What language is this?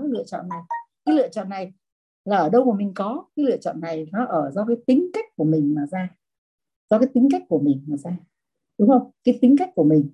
Vietnamese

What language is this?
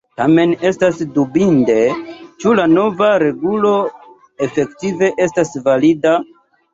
Esperanto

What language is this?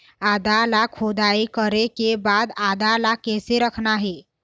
Chhattisgarhi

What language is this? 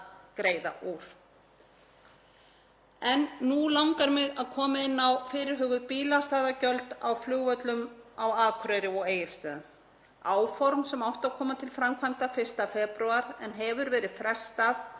Icelandic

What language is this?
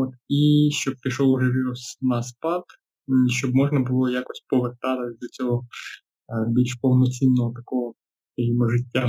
Ukrainian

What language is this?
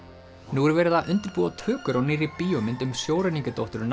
Icelandic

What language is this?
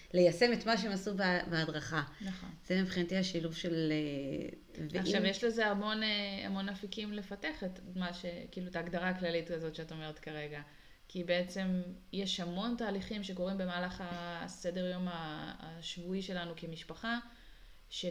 Hebrew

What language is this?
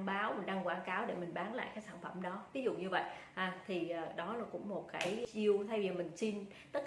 Vietnamese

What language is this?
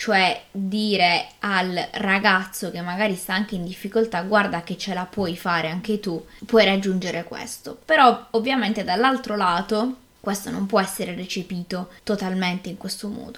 Italian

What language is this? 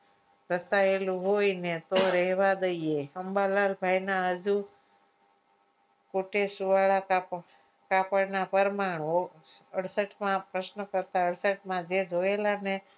Gujarati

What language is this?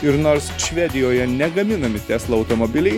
Lithuanian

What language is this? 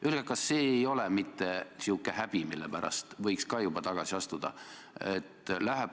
Estonian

